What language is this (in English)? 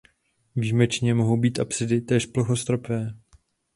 Czech